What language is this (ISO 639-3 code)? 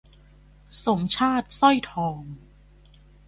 tha